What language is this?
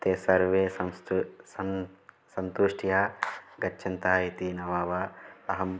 Sanskrit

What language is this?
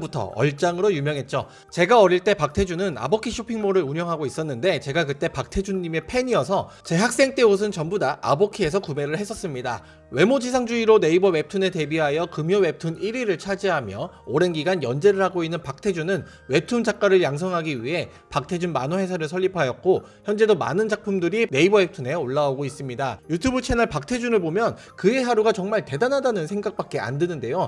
Korean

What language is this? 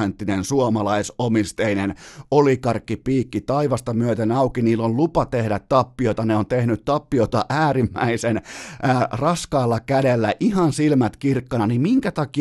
Finnish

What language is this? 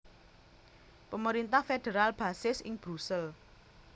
Javanese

